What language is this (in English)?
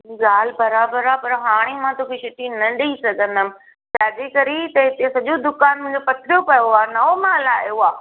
Sindhi